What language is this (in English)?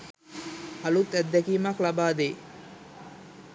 Sinhala